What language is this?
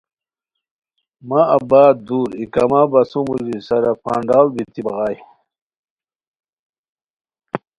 Khowar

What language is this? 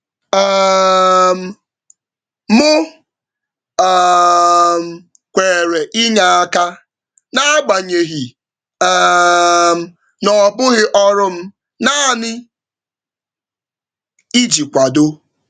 Igbo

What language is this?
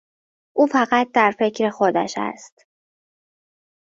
Persian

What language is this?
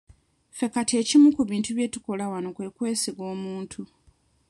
Ganda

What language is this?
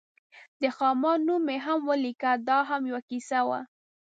Pashto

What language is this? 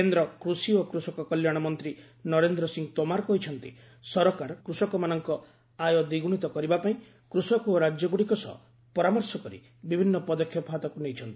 Odia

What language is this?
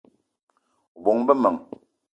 Eton (Cameroon)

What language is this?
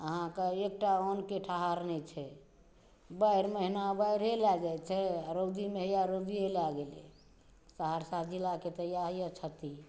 Maithili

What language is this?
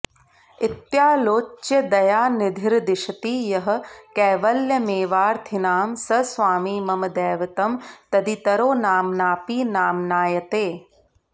Sanskrit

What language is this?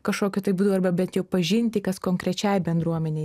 Lithuanian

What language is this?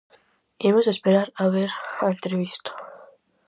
Galician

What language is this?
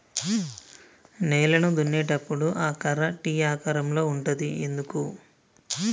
Telugu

